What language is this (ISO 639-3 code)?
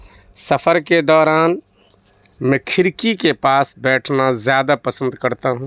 urd